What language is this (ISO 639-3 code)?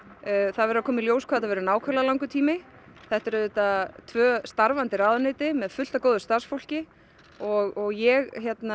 isl